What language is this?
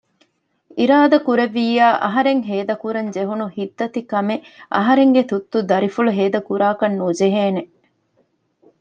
Divehi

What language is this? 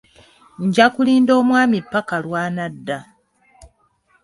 Ganda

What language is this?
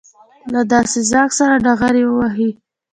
Pashto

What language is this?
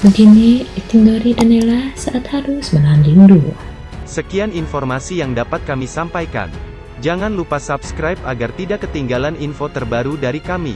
Indonesian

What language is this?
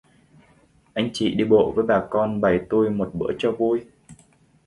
Vietnamese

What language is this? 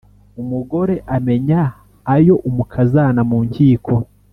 Kinyarwanda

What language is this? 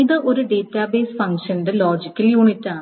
Malayalam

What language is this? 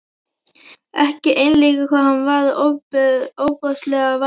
Icelandic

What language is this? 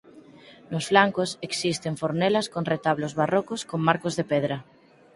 Galician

